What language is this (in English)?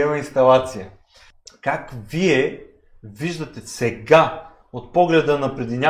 Bulgarian